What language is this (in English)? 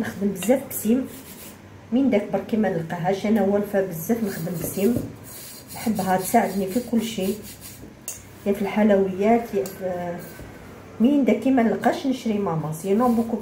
Arabic